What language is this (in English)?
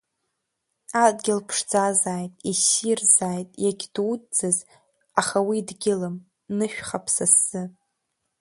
Abkhazian